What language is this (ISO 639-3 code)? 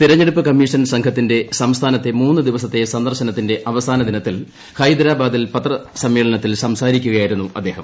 mal